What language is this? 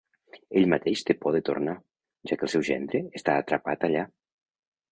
Catalan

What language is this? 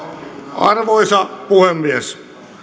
Finnish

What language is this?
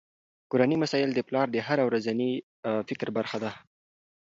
Pashto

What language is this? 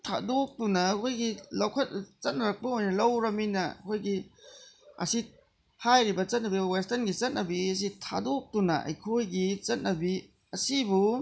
Manipuri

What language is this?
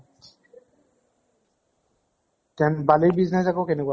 Assamese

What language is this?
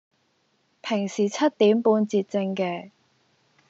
Cantonese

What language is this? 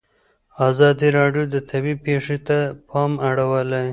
Pashto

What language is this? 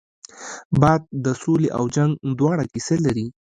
Pashto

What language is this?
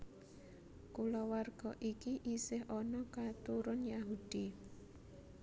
Javanese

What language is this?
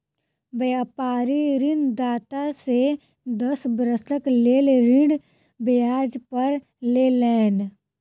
Maithili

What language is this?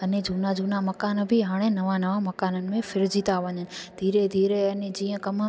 Sindhi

